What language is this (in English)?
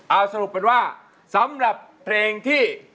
Thai